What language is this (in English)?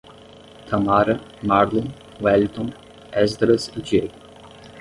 Portuguese